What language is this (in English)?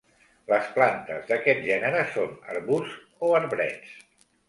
Catalan